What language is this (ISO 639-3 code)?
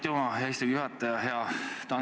est